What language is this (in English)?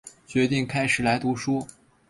Chinese